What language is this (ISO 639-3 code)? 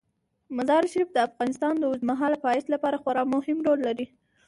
pus